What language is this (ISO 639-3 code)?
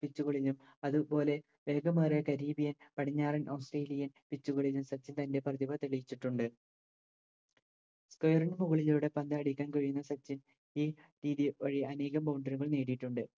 mal